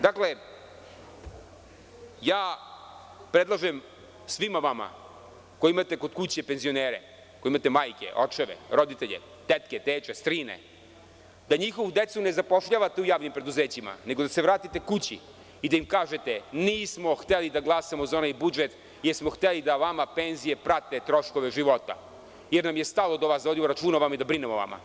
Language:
Serbian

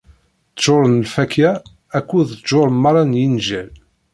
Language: Kabyle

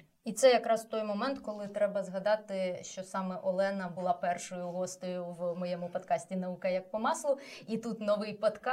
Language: Ukrainian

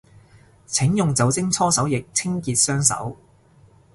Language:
Cantonese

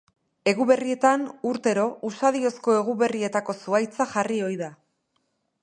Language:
Basque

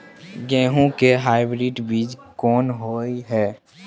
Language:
Maithili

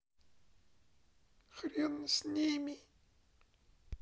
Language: Russian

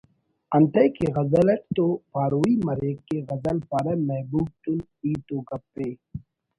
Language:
Brahui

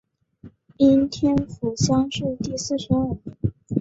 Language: Chinese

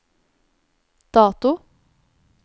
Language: Norwegian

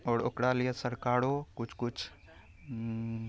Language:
Maithili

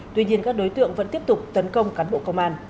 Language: Vietnamese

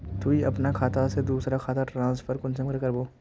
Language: Magahi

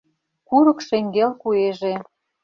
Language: Mari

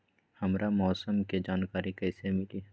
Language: Magahi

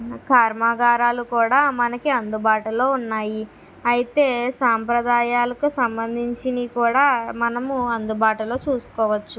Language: Telugu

